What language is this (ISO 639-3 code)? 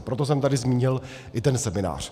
ces